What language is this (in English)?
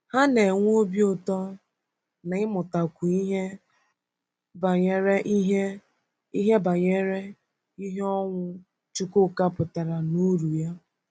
Igbo